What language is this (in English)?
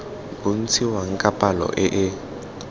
Tswana